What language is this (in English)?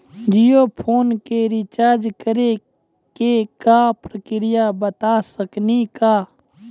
Maithili